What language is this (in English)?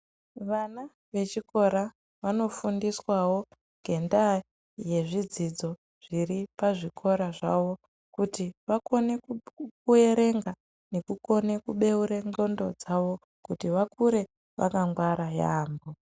Ndau